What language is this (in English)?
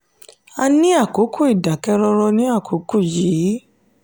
Yoruba